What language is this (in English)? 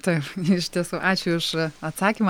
Lithuanian